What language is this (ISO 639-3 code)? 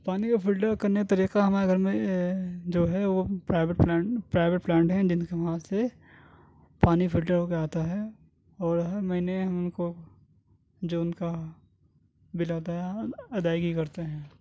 urd